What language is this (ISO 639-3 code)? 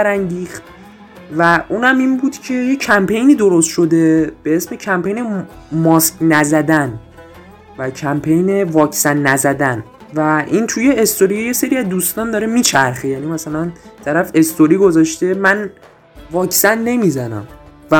fas